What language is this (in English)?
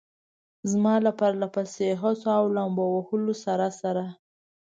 Pashto